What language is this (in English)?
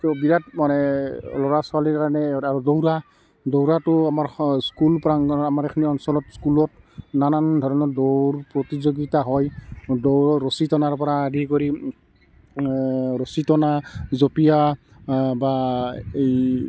Assamese